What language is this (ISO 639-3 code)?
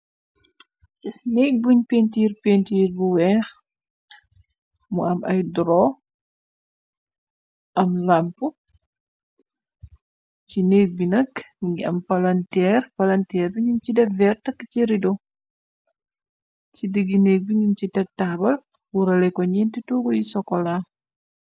wol